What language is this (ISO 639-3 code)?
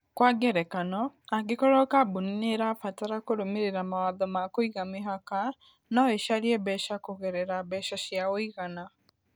kik